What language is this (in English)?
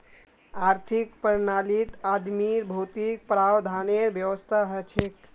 Magahi